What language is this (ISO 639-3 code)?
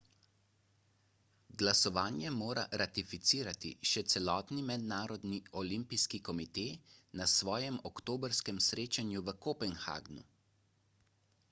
slv